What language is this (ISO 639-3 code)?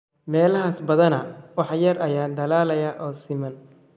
som